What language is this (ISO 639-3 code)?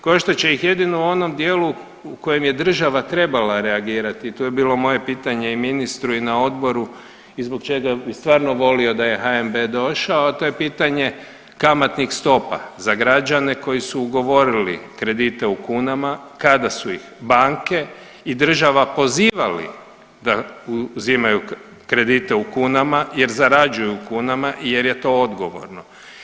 hrv